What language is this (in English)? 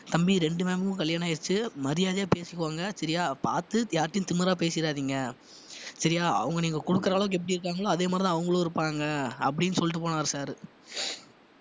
Tamil